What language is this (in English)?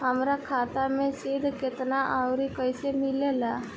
Bhojpuri